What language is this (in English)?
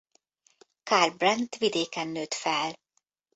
Hungarian